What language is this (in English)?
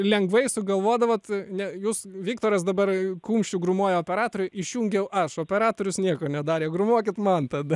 Lithuanian